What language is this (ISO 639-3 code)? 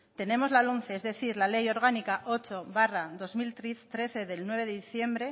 spa